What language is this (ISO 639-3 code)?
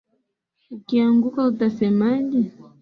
swa